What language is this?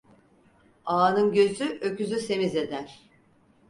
Turkish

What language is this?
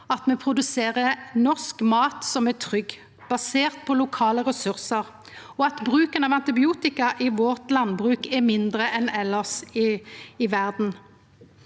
Norwegian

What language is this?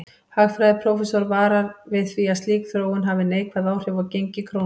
Icelandic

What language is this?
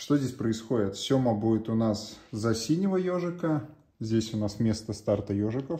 Russian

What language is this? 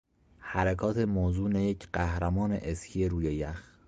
Persian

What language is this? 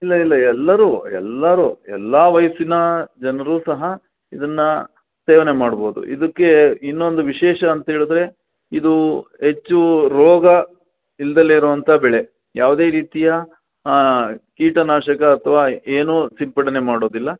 Kannada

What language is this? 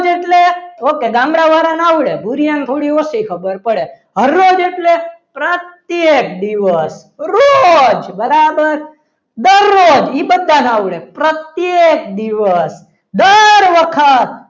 Gujarati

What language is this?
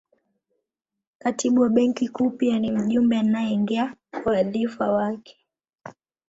Swahili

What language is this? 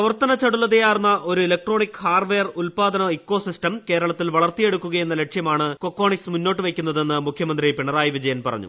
Malayalam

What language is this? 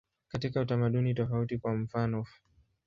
Swahili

